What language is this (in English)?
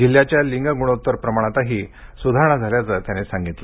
Marathi